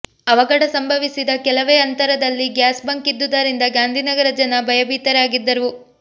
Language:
Kannada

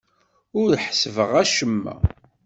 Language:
Kabyle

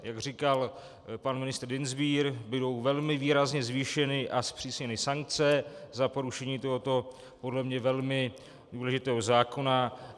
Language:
Czech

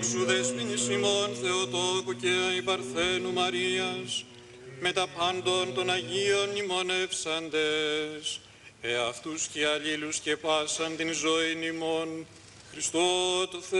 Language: Greek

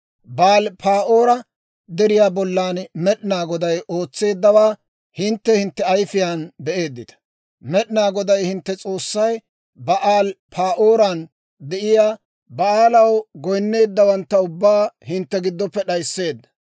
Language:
Dawro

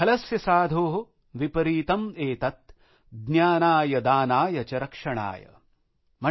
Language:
Marathi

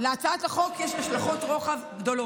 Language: Hebrew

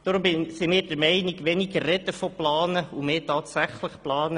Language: Swiss German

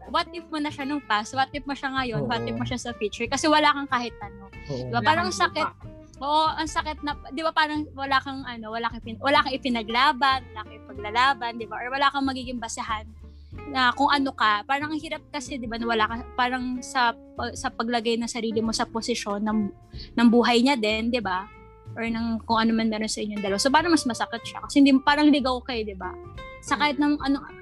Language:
Filipino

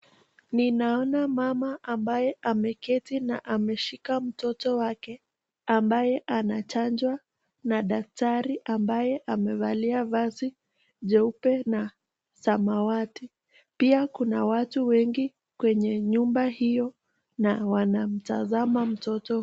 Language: Swahili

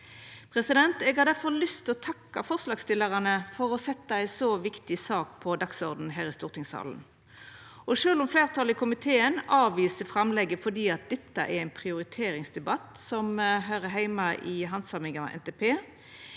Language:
Norwegian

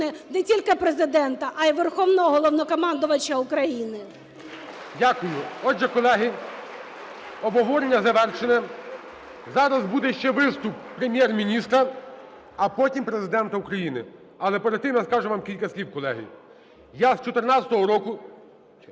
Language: Ukrainian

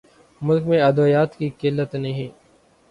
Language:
Urdu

